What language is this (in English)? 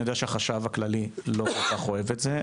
Hebrew